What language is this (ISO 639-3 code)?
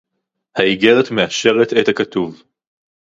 heb